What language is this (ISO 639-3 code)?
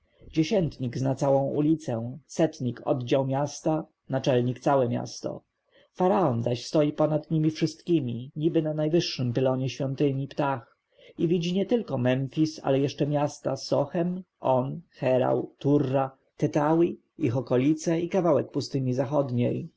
pol